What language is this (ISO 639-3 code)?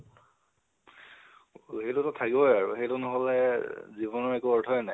asm